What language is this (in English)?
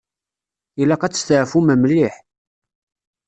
Kabyle